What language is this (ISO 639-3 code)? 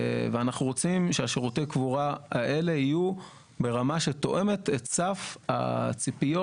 heb